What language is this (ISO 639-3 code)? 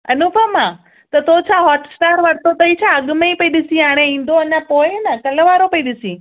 snd